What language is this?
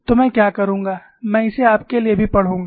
Hindi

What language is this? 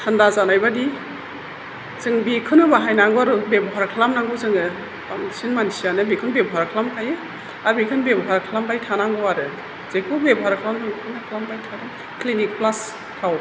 Bodo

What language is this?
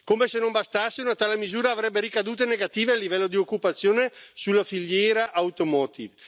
Italian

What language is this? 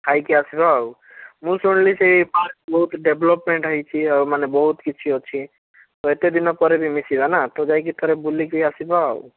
Odia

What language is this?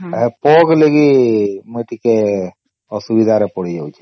Odia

